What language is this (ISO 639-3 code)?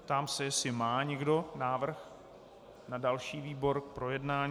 ces